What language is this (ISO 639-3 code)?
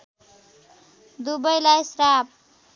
nep